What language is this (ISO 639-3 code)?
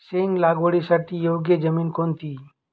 mar